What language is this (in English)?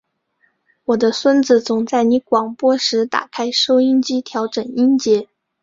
Chinese